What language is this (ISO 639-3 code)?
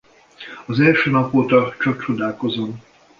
hun